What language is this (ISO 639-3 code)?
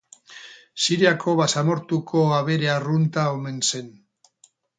eus